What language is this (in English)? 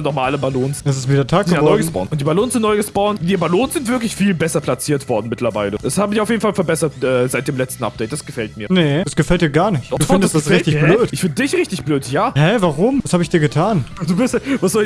German